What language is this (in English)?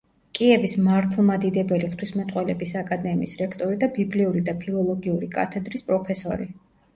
Georgian